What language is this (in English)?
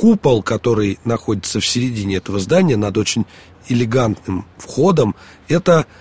Russian